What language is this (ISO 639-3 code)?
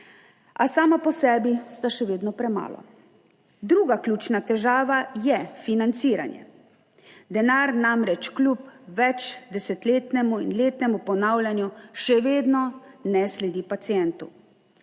slv